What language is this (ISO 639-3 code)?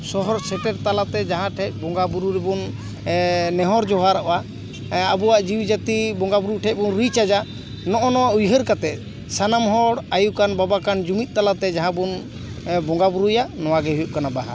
sat